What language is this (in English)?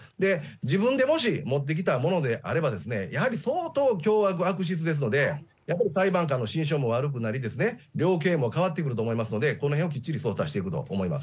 Japanese